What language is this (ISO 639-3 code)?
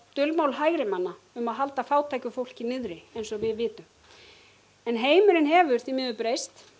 isl